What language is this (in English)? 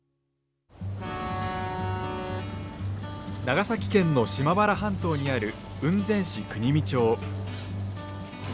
Japanese